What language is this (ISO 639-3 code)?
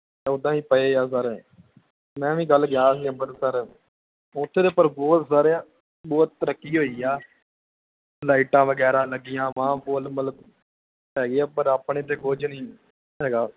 pan